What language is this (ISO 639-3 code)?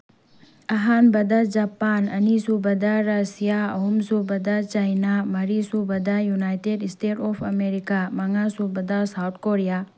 mni